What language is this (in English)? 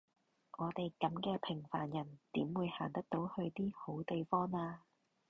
Cantonese